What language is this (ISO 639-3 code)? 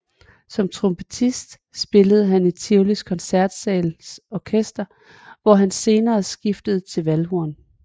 dan